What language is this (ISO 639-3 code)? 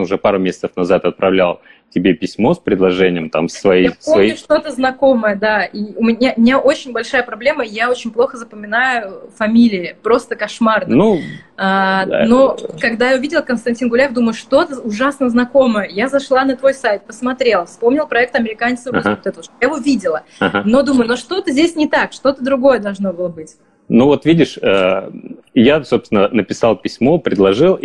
rus